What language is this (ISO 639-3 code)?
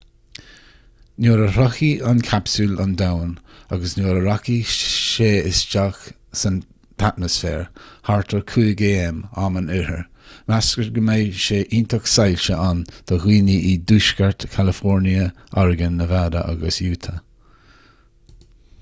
gle